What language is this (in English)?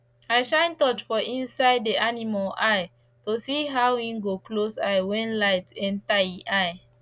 Nigerian Pidgin